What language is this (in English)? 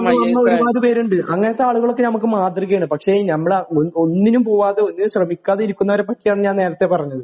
Malayalam